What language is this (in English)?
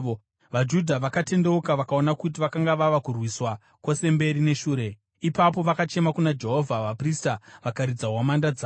Shona